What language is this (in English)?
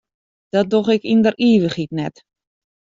Western Frisian